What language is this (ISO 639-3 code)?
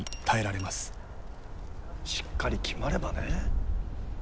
jpn